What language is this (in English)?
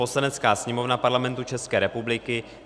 Czech